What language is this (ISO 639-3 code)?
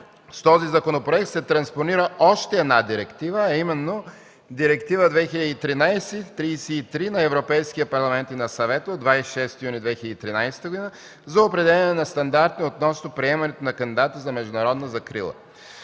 bul